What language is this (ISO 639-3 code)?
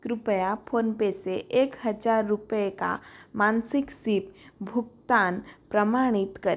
hin